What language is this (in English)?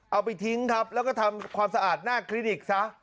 Thai